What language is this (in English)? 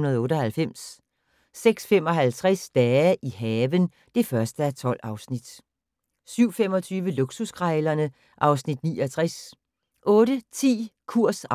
Danish